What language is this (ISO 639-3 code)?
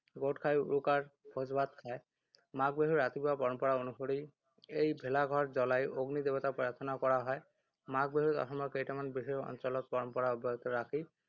asm